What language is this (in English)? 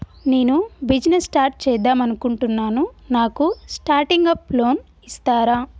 Telugu